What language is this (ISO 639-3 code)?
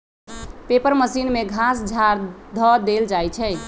mag